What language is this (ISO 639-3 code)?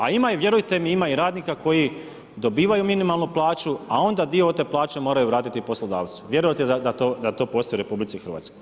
hrv